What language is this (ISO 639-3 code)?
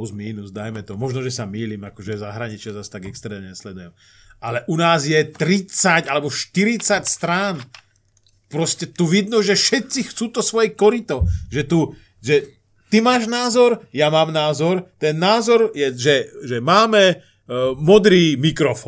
slk